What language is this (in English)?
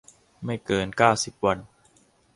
Thai